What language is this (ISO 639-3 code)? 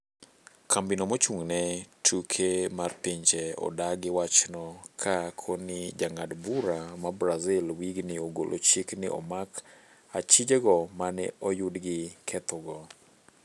luo